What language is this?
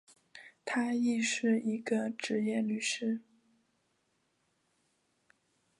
Chinese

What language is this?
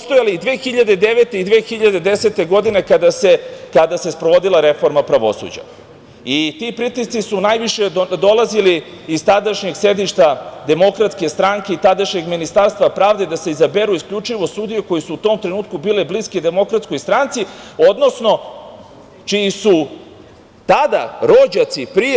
Serbian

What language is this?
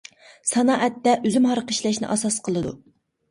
Uyghur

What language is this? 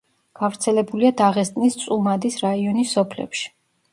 Georgian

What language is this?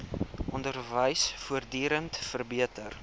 Afrikaans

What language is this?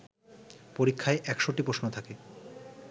Bangla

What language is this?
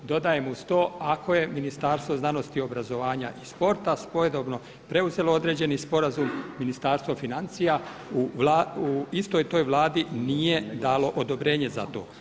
Croatian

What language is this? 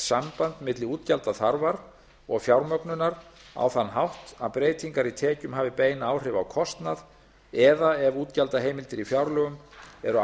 Icelandic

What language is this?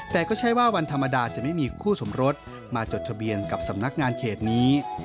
Thai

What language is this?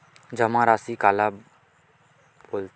Chhattisgarhi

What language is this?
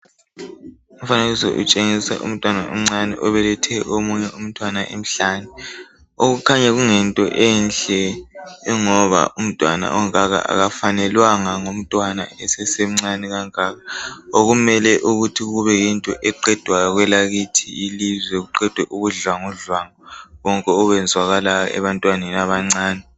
North Ndebele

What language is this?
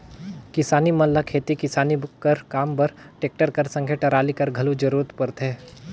Chhattisgarhi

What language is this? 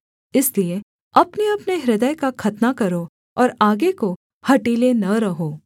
Hindi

